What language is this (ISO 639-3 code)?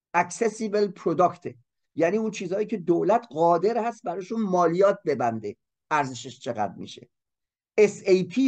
fas